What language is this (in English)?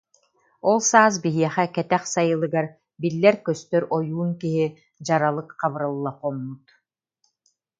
Yakut